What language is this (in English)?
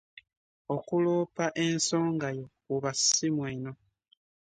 Ganda